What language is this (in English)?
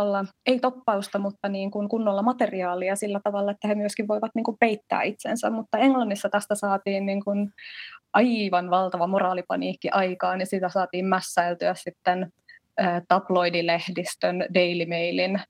Finnish